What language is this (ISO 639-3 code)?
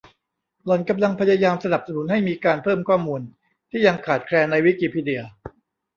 tha